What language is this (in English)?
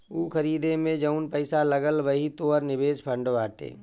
Bhojpuri